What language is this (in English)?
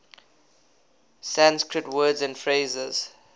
English